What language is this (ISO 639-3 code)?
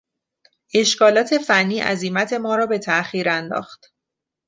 fas